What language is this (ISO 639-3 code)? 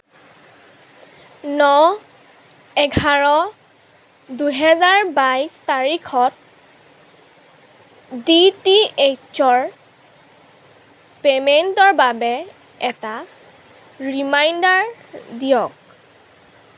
asm